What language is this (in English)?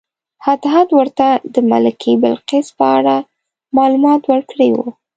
Pashto